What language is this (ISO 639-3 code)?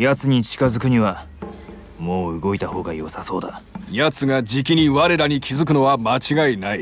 jpn